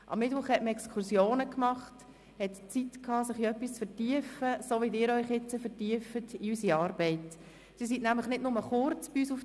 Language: Swiss German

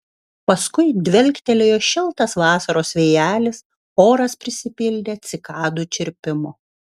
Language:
Lithuanian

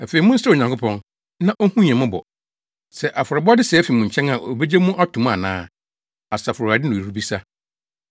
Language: Akan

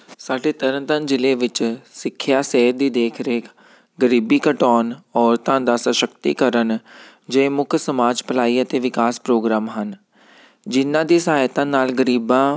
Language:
Punjabi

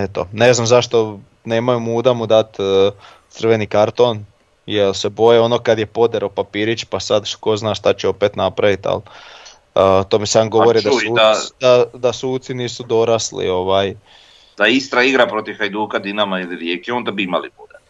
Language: Croatian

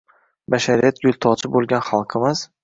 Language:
Uzbek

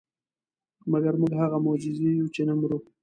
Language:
Pashto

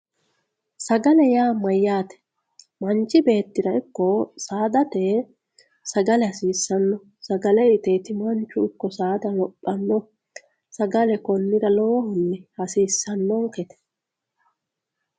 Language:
Sidamo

